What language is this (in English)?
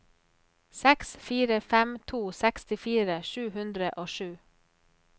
Norwegian